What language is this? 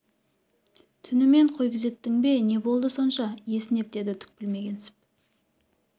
Kazakh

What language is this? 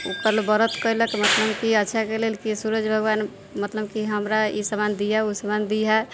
Maithili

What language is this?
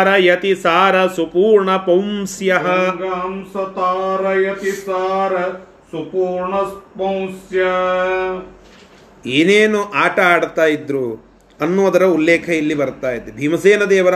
Kannada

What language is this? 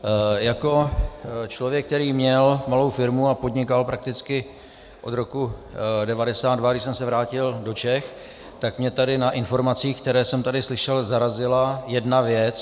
Czech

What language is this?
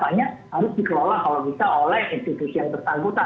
Indonesian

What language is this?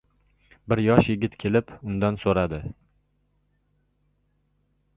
Uzbek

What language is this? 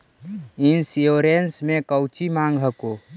Magahi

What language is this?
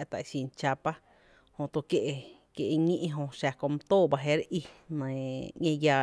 Tepinapa Chinantec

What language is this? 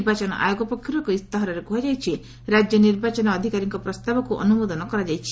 Odia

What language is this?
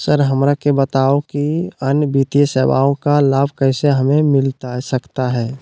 Magahi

